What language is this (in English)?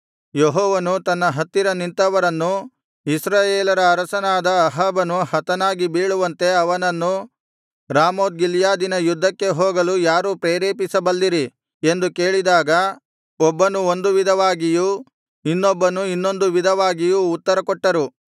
Kannada